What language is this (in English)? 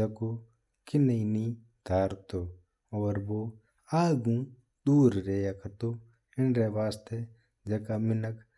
Mewari